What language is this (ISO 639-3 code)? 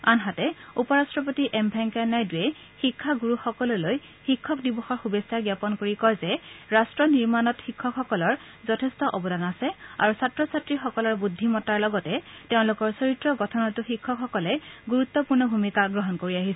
asm